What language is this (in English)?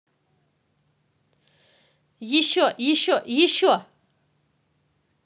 Russian